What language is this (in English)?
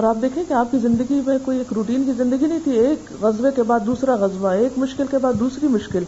Urdu